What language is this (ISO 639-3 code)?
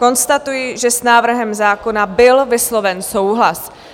ces